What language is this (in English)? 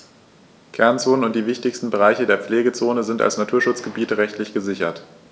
German